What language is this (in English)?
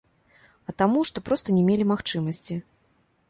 Belarusian